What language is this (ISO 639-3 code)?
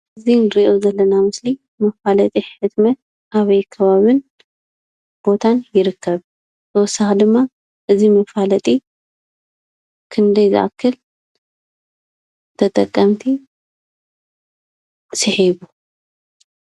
tir